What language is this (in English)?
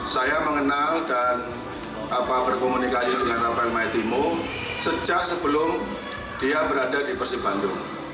Indonesian